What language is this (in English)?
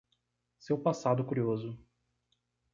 Portuguese